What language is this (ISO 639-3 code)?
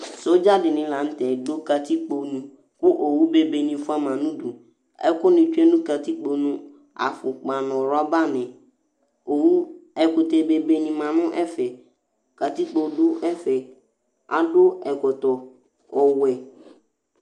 kpo